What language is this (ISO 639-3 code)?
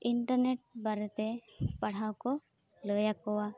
sat